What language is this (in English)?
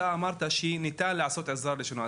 Hebrew